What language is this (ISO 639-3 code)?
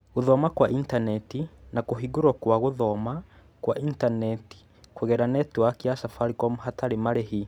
kik